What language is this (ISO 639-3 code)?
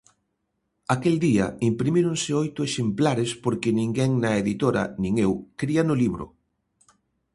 glg